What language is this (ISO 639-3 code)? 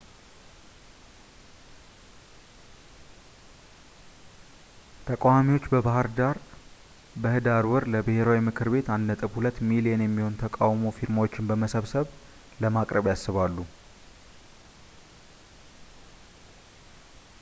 amh